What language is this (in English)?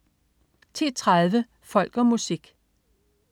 Danish